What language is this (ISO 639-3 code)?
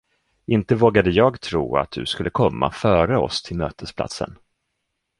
swe